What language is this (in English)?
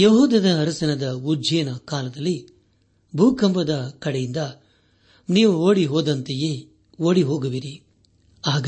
Kannada